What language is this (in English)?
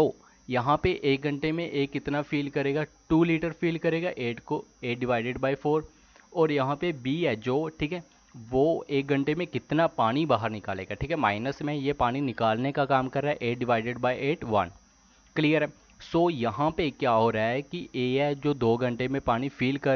Hindi